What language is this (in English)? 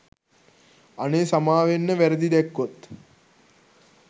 Sinhala